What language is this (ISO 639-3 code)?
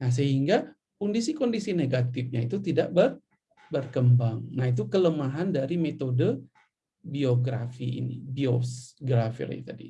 ind